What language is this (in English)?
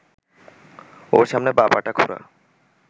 Bangla